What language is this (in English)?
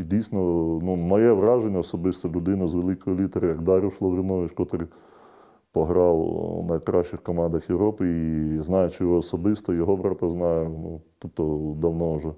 Ukrainian